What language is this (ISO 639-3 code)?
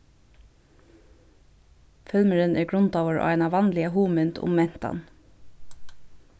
fao